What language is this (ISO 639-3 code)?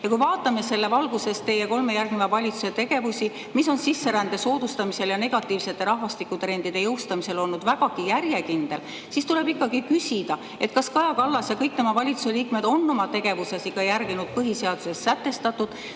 est